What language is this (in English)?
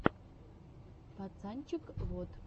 Russian